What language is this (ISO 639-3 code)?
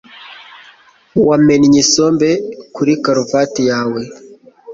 kin